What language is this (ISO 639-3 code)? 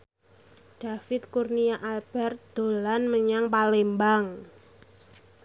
jav